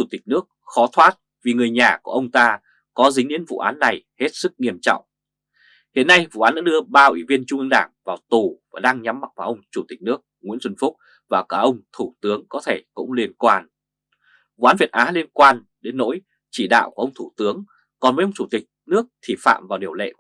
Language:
Vietnamese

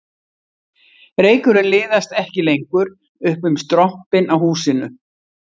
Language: Icelandic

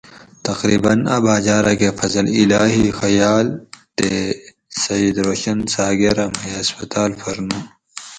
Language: Gawri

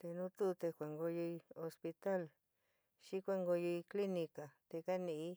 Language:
San Miguel El Grande Mixtec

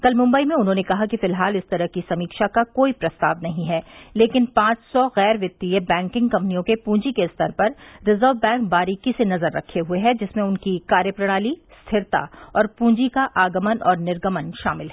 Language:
Hindi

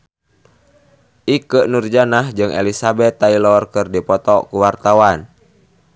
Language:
Sundanese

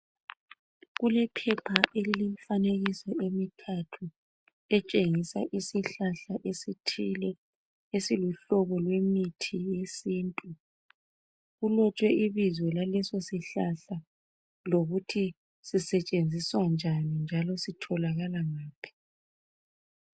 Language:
North Ndebele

